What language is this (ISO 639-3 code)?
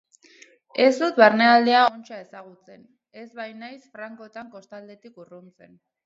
eus